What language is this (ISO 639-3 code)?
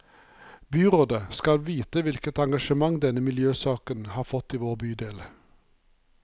nor